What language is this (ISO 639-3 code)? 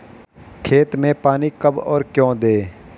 hin